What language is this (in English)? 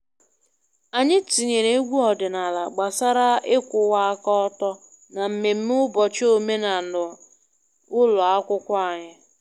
Igbo